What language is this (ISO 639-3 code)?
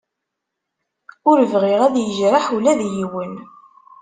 kab